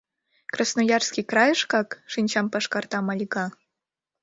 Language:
Mari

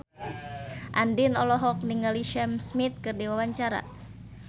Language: Sundanese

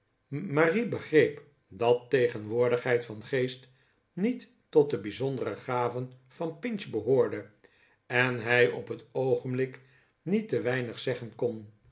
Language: Dutch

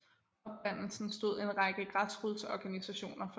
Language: Danish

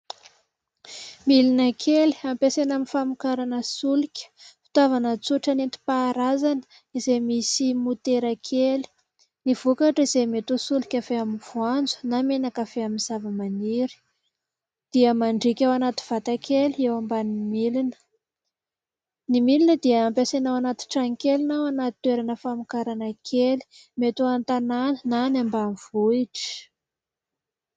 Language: Malagasy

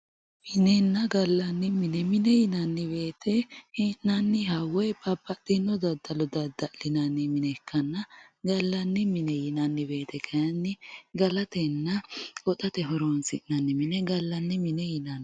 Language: Sidamo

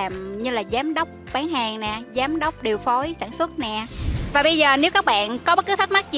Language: Vietnamese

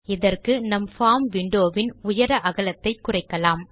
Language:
Tamil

